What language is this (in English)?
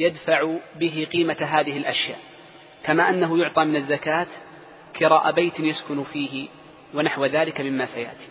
Arabic